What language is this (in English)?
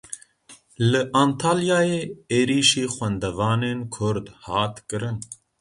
Kurdish